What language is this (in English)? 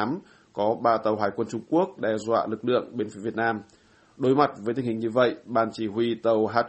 Vietnamese